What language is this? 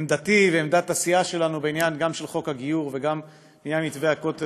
Hebrew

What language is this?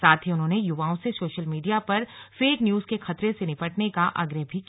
Hindi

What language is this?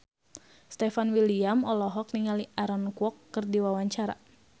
Sundanese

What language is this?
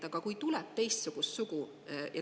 Estonian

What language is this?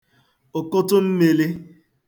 Igbo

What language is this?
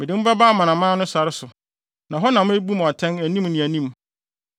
Akan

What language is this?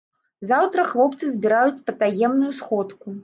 Belarusian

